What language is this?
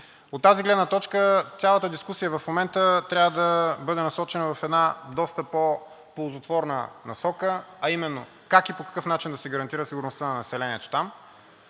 Bulgarian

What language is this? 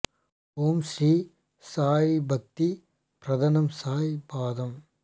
Tamil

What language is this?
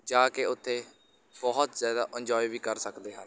Punjabi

